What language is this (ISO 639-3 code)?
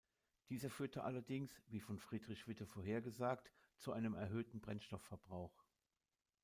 deu